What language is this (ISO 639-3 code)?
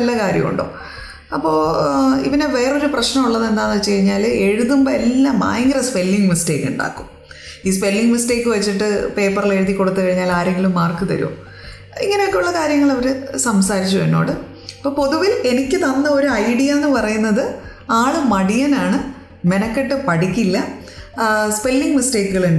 mal